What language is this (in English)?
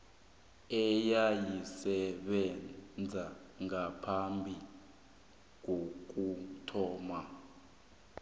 South Ndebele